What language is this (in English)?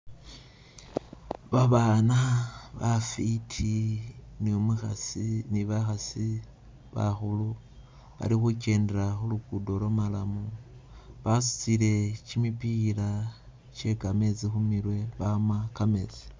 Masaaba